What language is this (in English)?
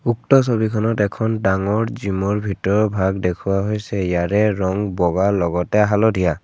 Assamese